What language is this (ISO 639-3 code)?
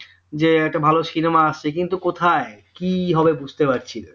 ben